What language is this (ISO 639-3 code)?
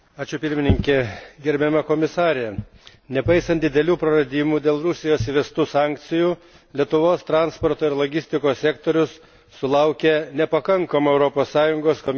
lit